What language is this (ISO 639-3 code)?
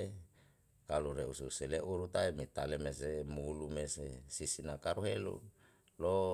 jal